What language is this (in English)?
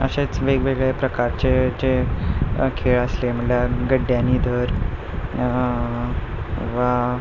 Konkani